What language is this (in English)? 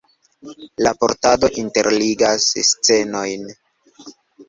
Esperanto